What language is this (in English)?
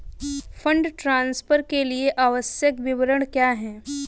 Hindi